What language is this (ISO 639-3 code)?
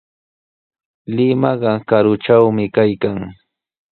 qws